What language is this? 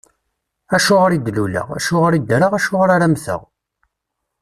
Kabyle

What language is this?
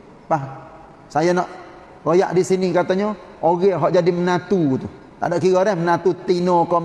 Malay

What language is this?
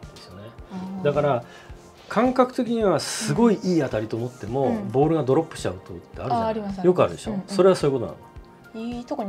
Japanese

